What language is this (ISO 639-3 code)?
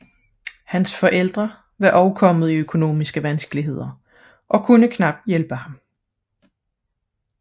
dan